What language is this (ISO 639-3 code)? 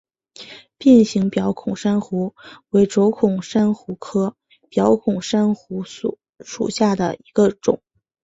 zho